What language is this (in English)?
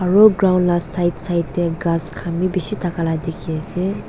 Naga Pidgin